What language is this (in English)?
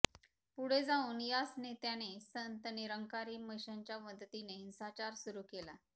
Marathi